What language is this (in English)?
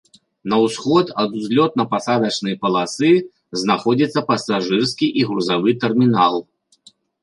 Belarusian